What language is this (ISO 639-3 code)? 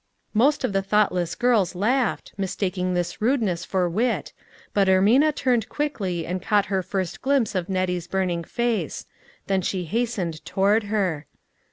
eng